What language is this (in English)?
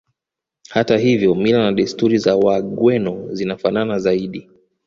Swahili